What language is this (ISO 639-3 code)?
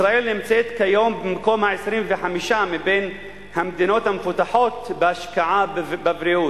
heb